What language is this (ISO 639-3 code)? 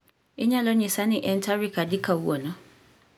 luo